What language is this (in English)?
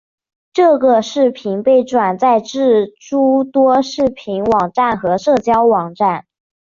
Chinese